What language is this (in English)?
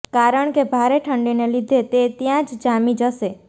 Gujarati